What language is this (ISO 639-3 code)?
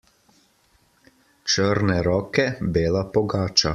slv